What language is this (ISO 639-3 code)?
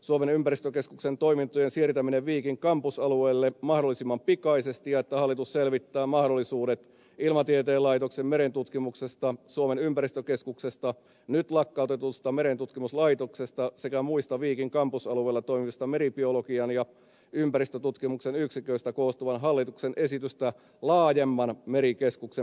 fin